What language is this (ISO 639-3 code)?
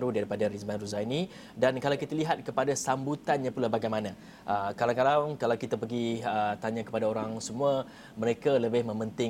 msa